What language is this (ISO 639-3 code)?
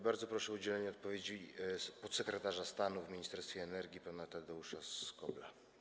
pol